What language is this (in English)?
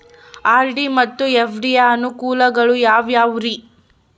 Kannada